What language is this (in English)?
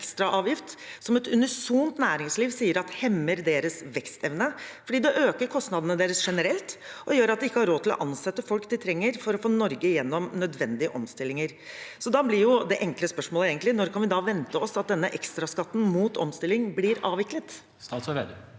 Norwegian